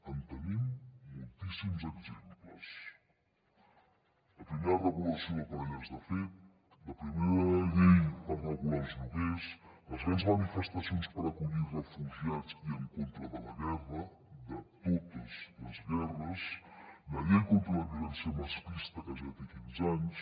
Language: Catalan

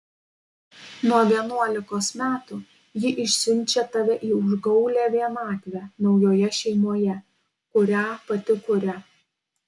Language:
Lithuanian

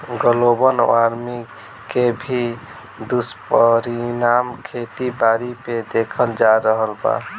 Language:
Bhojpuri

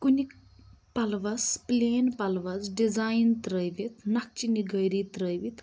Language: Kashmiri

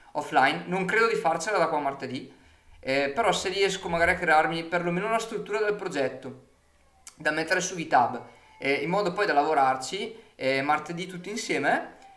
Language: Italian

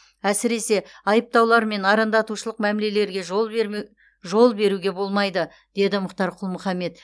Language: Kazakh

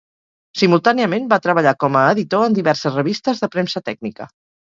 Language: Catalan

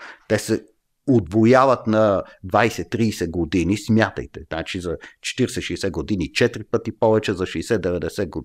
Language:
Bulgarian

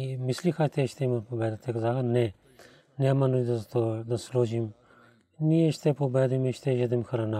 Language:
Bulgarian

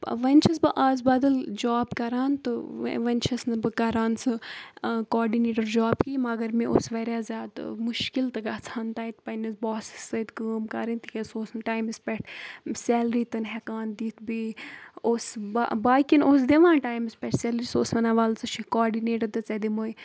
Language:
Kashmiri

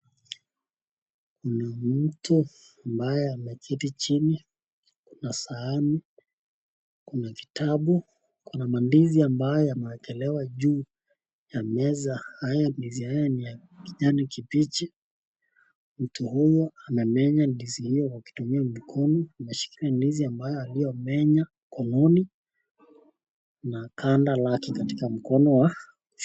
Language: Swahili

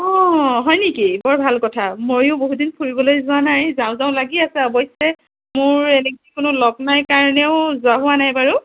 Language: Assamese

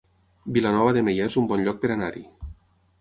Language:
Catalan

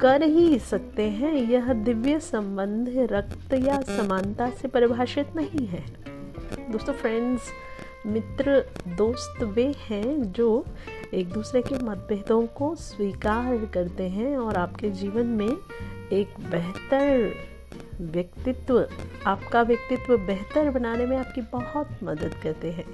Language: Hindi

